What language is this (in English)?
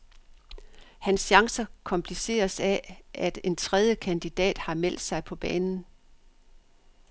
Danish